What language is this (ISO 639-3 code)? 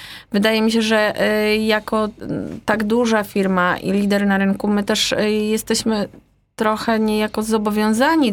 pol